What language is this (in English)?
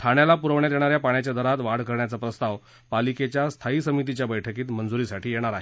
Marathi